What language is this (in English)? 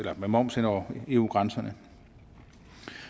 Danish